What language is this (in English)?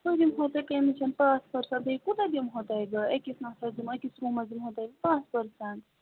Kashmiri